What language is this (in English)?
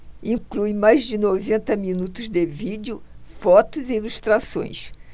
Portuguese